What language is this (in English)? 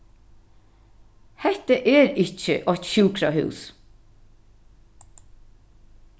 Faroese